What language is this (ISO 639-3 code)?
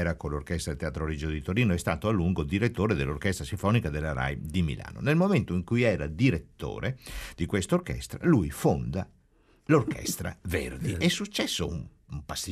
ita